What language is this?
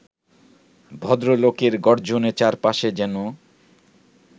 Bangla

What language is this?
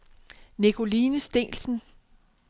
Danish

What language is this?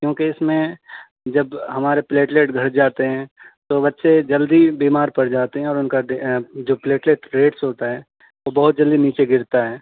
Urdu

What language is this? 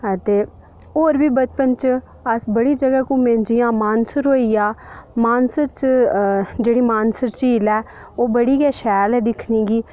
Dogri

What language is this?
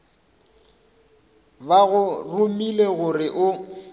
Northern Sotho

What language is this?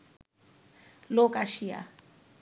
Bangla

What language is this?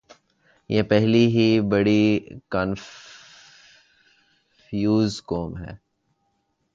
Urdu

